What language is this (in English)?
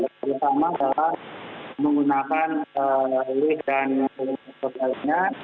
Indonesian